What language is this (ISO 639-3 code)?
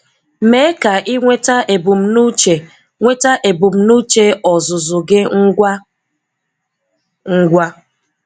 ibo